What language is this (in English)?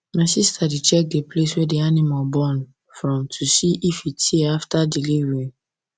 Nigerian Pidgin